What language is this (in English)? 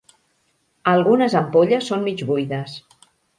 Catalan